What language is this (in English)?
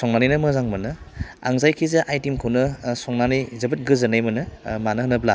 Bodo